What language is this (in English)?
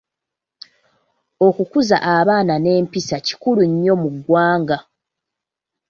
Ganda